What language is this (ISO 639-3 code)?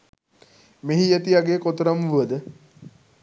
sin